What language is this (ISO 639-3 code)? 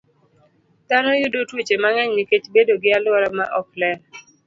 luo